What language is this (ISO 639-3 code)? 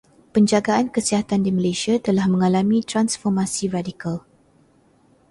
msa